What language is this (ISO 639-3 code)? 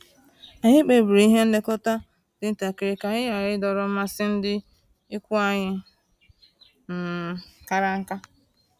ibo